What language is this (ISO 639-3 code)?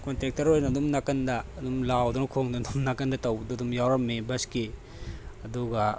mni